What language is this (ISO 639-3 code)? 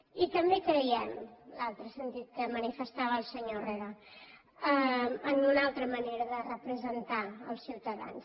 cat